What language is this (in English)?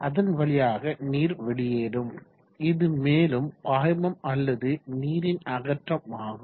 Tamil